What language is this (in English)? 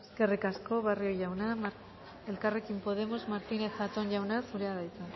Basque